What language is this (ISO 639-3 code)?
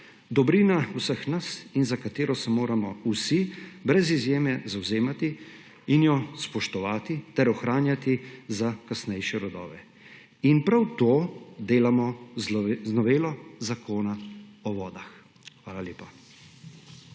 slv